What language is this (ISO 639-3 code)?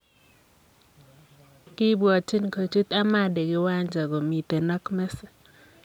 kln